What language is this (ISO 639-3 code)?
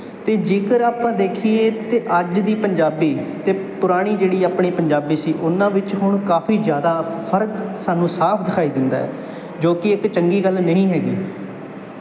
pan